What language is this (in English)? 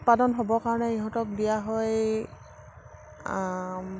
Assamese